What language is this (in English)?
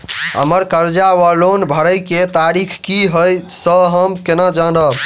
Maithili